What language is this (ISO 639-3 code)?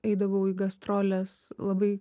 lit